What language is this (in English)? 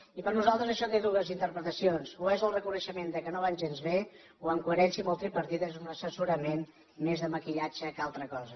Catalan